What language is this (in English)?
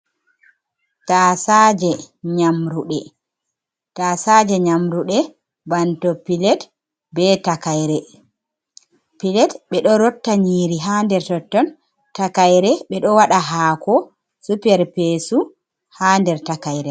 Fula